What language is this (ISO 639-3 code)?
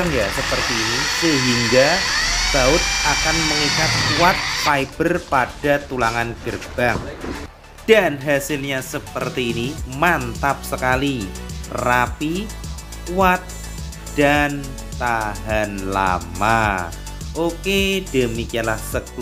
ind